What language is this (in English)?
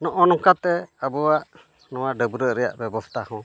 Santali